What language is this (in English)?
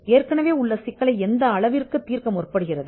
Tamil